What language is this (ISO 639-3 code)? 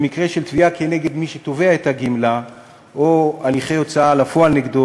heb